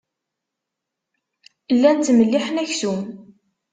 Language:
Kabyle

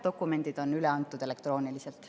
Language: Estonian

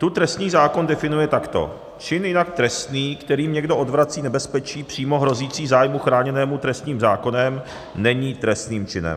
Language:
Czech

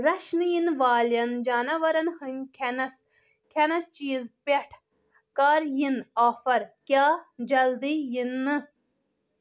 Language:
Kashmiri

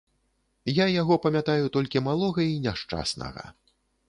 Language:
Belarusian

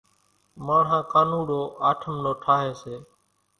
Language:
Kachi Koli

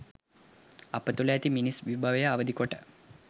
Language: Sinhala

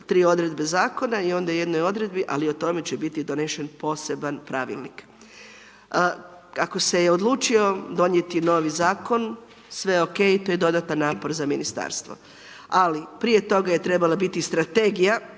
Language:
Croatian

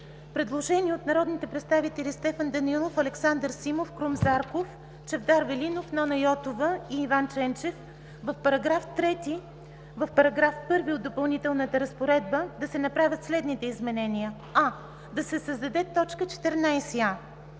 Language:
Bulgarian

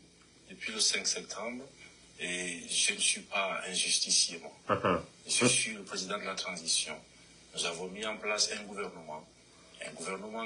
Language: French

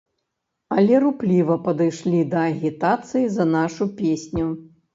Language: Belarusian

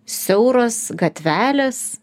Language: Lithuanian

